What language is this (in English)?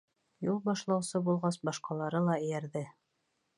Bashkir